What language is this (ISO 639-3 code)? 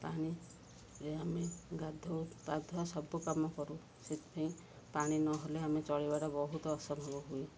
ori